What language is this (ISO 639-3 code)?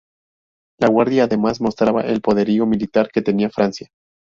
spa